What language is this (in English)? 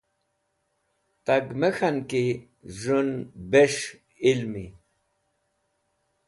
Wakhi